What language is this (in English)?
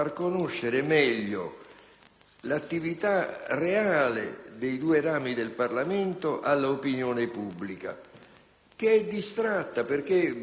Italian